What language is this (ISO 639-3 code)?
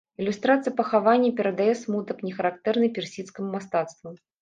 bel